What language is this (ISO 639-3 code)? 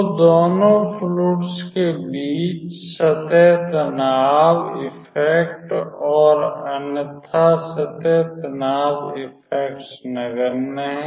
hin